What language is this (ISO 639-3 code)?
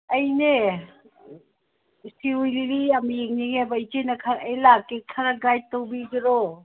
mni